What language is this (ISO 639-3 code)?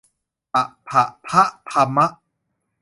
tha